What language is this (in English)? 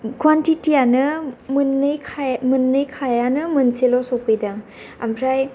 Bodo